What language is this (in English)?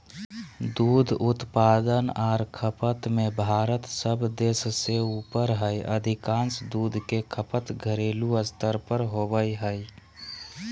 Magahi